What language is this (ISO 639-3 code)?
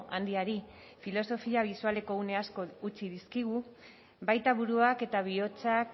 eus